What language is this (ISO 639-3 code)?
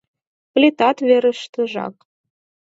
chm